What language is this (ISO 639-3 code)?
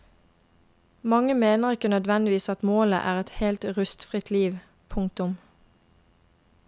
nor